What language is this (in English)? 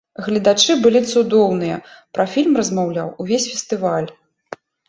Belarusian